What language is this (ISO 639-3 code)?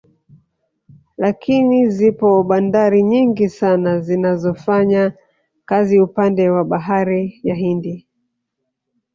swa